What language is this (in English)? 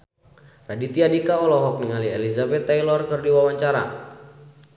Sundanese